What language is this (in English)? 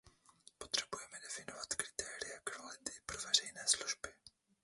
Czech